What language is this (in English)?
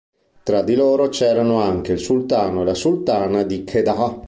Italian